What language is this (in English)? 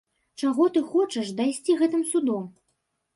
Belarusian